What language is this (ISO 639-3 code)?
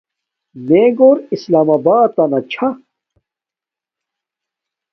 dmk